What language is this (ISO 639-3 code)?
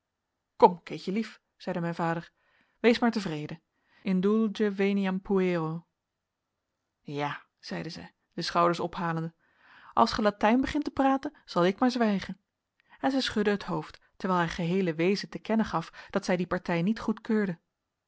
nld